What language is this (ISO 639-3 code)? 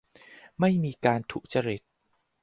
tha